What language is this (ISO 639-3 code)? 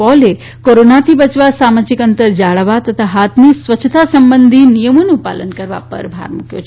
guj